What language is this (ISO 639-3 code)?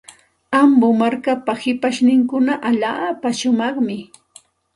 qxt